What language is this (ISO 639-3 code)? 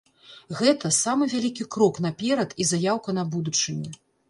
bel